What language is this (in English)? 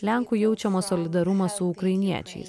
Lithuanian